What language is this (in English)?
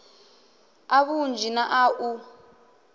Venda